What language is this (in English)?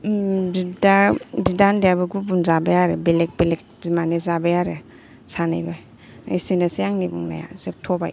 Bodo